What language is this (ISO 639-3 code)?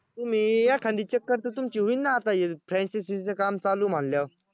mar